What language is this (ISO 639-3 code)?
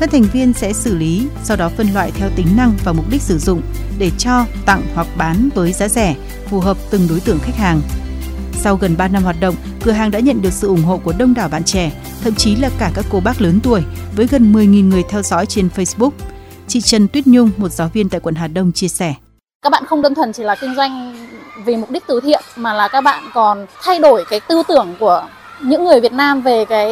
vie